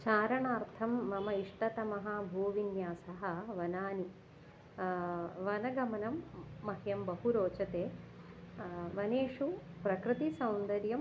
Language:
Sanskrit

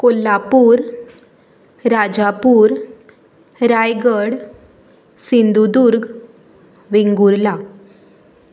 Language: Konkani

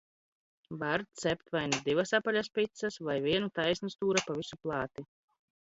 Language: Latvian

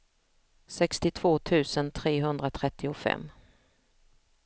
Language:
Swedish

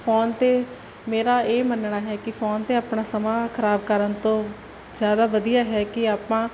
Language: Punjabi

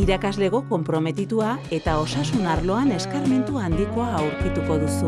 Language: Basque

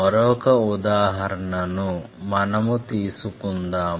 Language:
Telugu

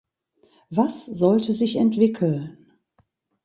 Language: German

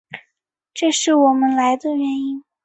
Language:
Chinese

